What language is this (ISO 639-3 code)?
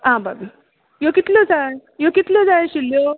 kok